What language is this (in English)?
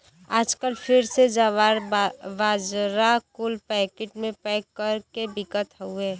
Bhojpuri